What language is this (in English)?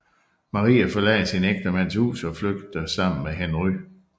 Danish